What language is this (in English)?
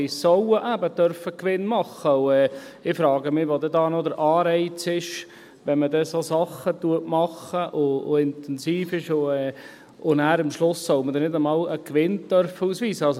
Swiss German